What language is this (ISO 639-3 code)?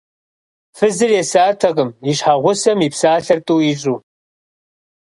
kbd